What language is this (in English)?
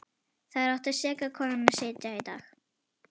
Icelandic